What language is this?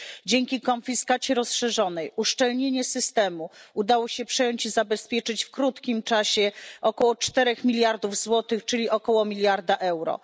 Polish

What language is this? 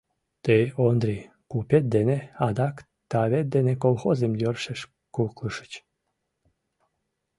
Mari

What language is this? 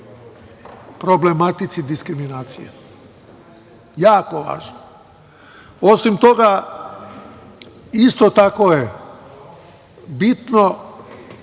Serbian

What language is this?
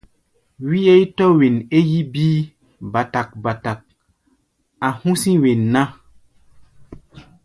Gbaya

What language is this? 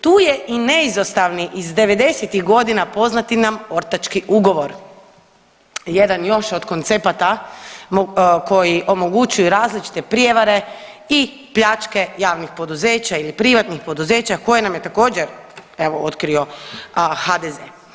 Croatian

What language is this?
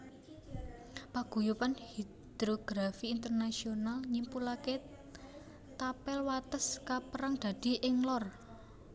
Javanese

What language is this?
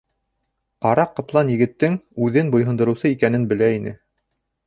Bashkir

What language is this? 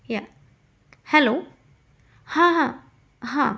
Marathi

